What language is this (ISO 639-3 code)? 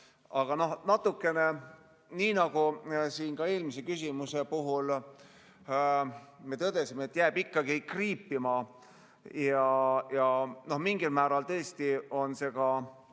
est